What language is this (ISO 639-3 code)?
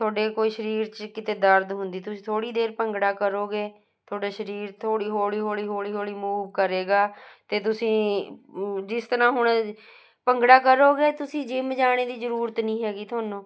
pan